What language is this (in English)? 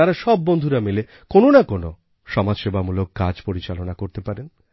Bangla